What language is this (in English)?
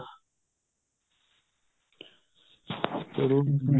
Punjabi